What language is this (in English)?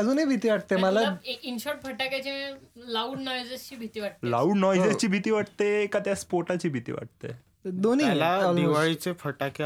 Marathi